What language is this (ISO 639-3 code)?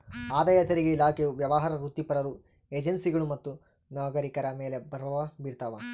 kan